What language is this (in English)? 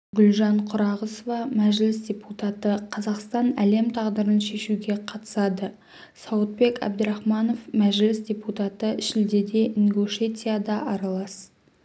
Kazakh